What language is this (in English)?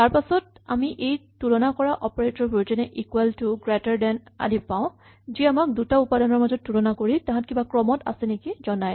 Assamese